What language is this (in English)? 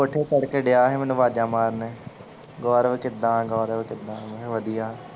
Punjabi